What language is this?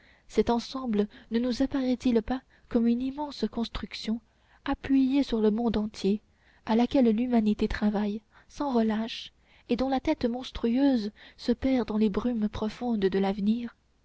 French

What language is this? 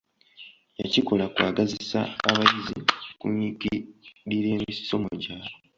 Ganda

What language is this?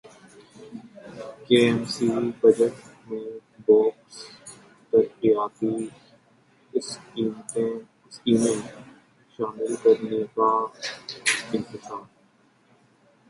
Urdu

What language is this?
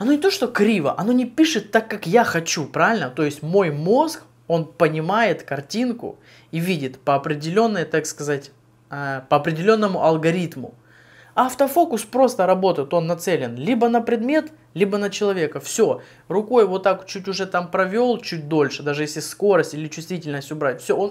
Russian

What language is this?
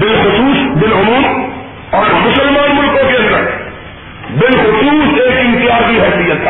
Urdu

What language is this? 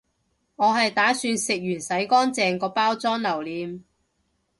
Cantonese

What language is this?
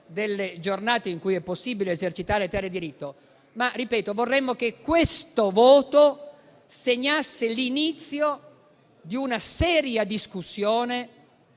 Italian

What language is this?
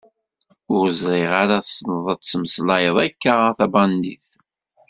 Kabyle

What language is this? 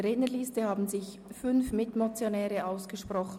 Swiss German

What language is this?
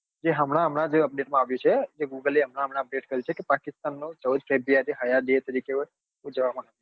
Gujarati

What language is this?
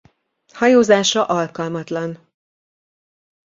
Hungarian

